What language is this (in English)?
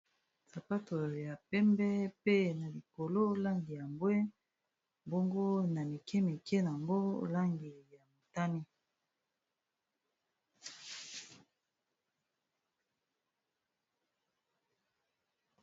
Lingala